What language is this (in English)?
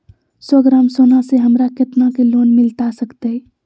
Magahi